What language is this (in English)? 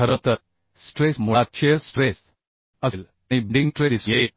Marathi